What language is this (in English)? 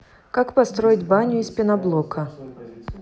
Russian